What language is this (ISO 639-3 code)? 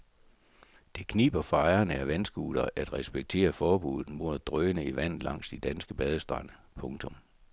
dan